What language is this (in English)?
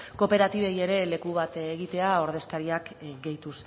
Basque